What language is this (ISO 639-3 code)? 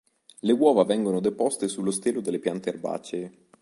ita